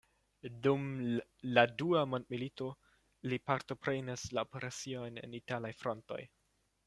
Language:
Esperanto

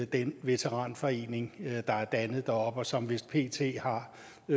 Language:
Danish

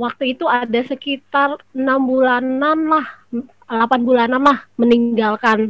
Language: Indonesian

